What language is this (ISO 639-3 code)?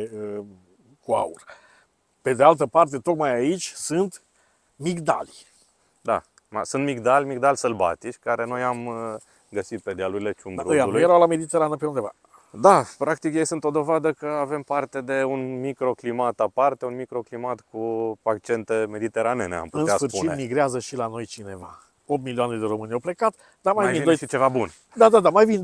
ron